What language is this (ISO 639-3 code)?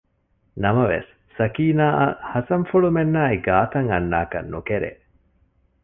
div